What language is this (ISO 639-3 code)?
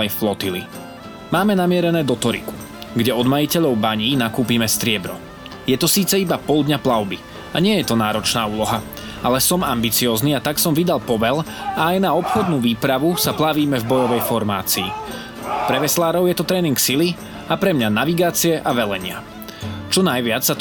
slk